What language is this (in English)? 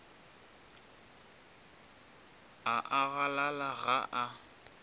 Northern Sotho